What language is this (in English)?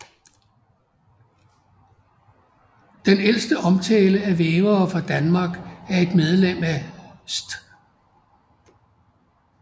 Danish